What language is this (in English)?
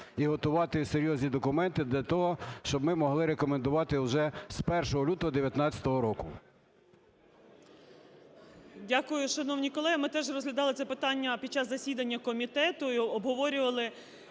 Ukrainian